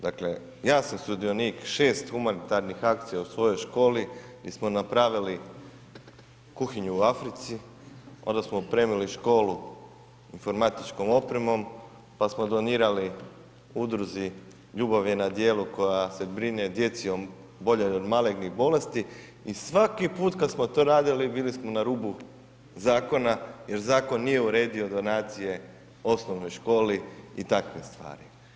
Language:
Croatian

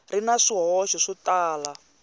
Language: Tsonga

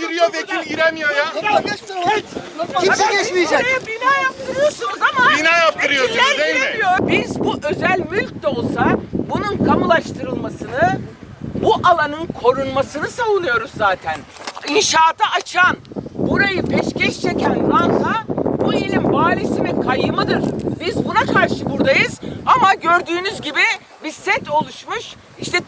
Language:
Turkish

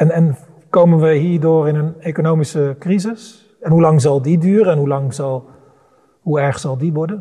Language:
Dutch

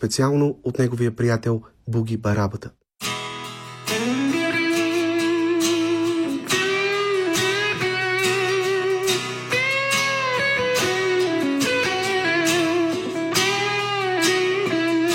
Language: Bulgarian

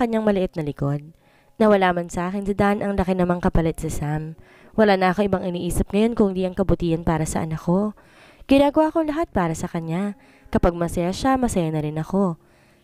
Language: Filipino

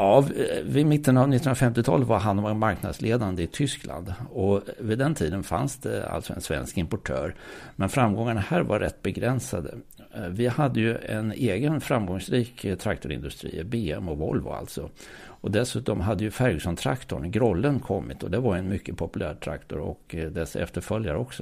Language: Swedish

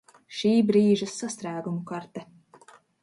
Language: Latvian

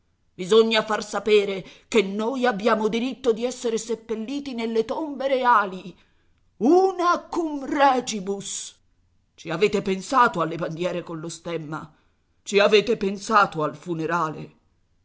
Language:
Italian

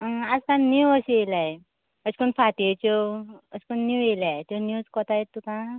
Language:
Konkani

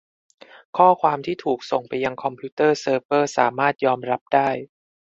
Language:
Thai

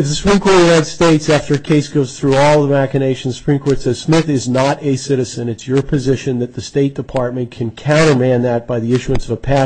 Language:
English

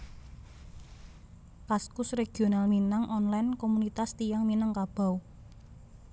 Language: Javanese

